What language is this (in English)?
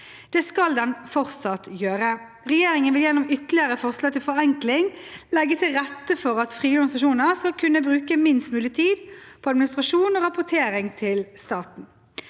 Norwegian